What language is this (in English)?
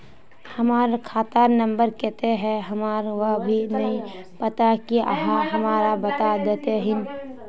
Magahi